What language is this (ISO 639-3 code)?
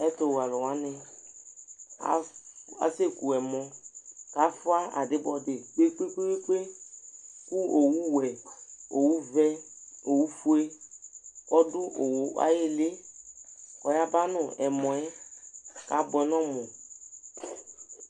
kpo